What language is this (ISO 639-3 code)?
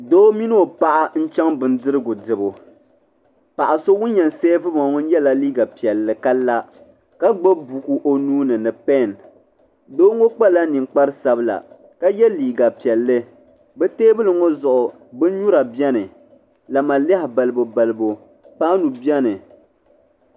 dag